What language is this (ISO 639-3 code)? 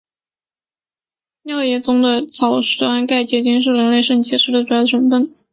zho